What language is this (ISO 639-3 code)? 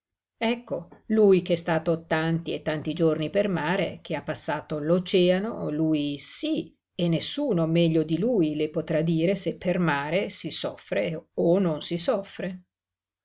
ita